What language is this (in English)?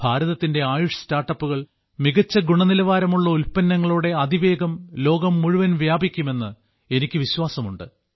Malayalam